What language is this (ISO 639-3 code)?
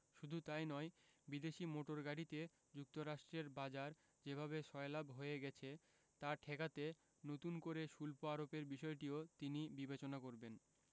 ben